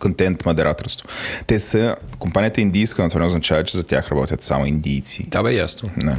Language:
Bulgarian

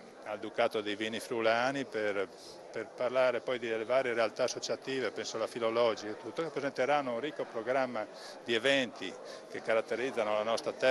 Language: Italian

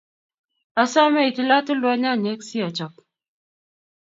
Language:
Kalenjin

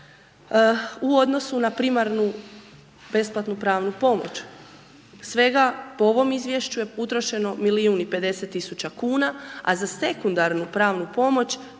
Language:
Croatian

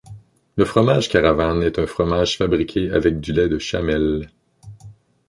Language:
French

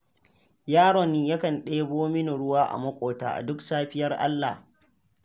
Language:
Hausa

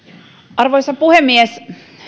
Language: Finnish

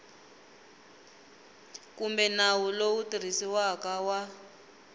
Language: Tsonga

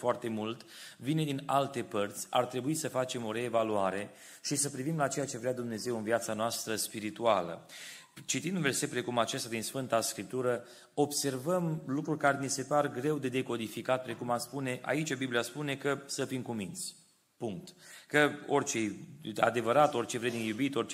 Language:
Romanian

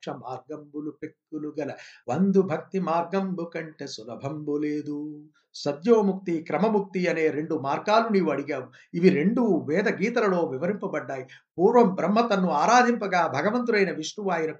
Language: Telugu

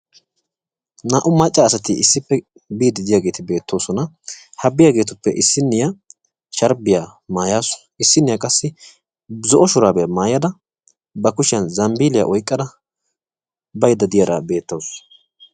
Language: Wolaytta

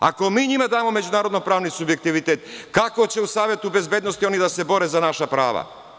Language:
Serbian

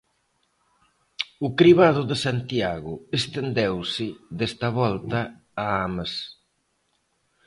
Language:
Galician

